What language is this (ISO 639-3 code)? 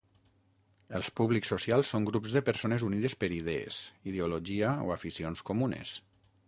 cat